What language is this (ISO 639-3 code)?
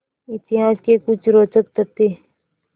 hin